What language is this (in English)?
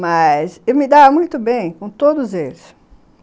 Portuguese